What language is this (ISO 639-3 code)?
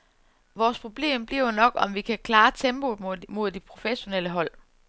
dan